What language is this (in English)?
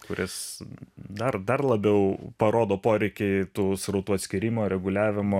Lithuanian